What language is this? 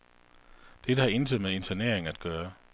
Danish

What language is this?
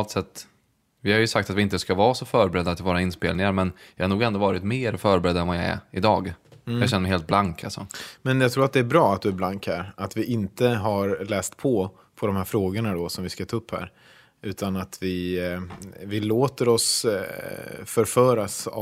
Swedish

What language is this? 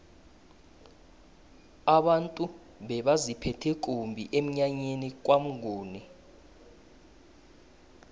South Ndebele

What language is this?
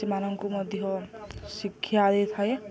Odia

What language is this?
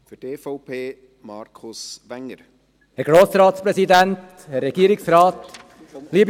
Swiss German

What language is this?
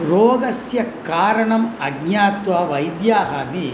Sanskrit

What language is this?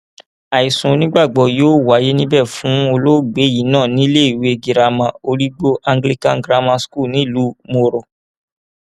Yoruba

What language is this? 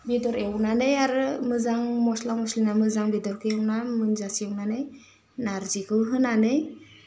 Bodo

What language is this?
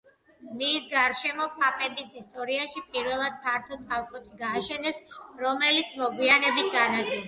Georgian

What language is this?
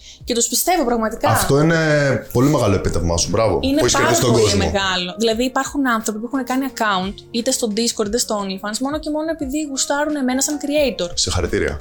Greek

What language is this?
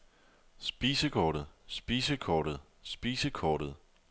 Danish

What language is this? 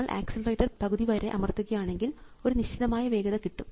Malayalam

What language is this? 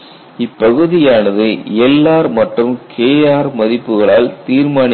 Tamil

